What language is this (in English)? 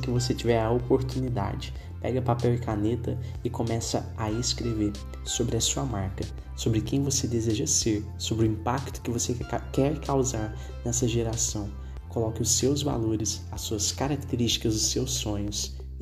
Portuguese